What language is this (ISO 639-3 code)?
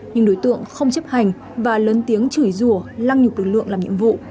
vie